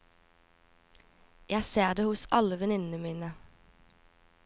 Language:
Norwegian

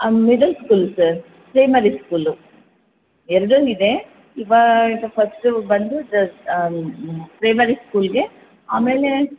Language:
Kannada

